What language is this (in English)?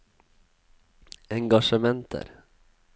Norwegian